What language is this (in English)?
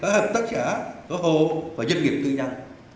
Vietnamese